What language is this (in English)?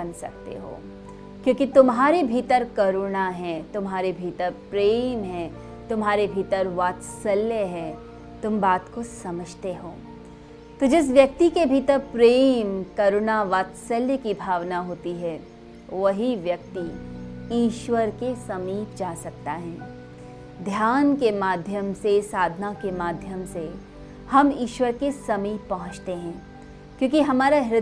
Hindi